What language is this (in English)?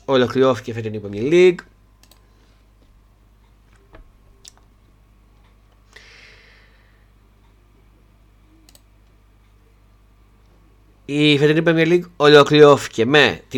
Greek